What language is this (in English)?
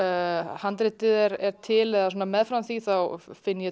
Icelandic